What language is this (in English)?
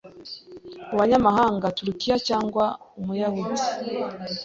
Kinyarwanda